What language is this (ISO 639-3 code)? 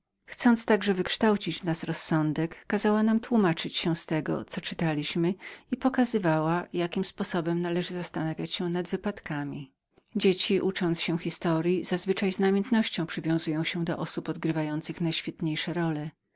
pol